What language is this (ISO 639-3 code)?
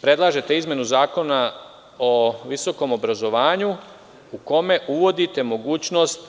srp